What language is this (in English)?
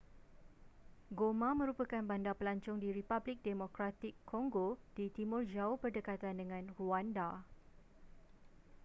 Malay